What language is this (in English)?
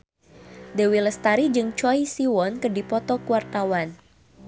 Sundanese